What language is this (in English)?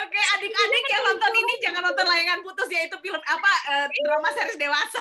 Indonesian